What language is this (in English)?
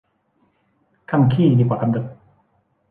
Thai